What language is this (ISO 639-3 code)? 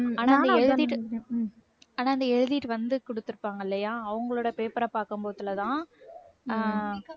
tam